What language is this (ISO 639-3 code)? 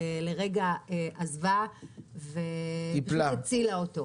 heb